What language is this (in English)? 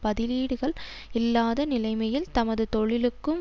Tamil